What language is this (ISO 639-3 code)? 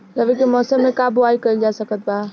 bho